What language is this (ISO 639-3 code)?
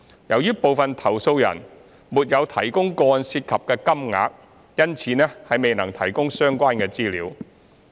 yue